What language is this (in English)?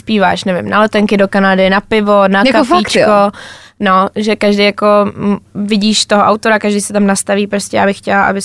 Czech